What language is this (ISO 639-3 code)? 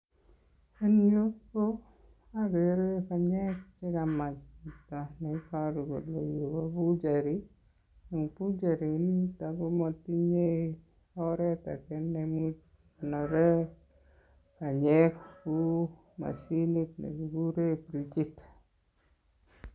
kln